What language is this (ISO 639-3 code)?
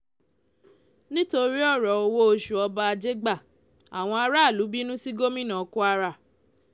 yor